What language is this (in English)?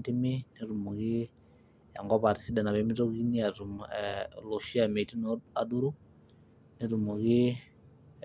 Masai